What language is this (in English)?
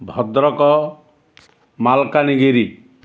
Odia